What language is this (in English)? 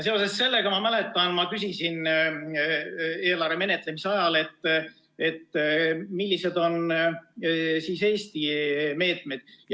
Estonian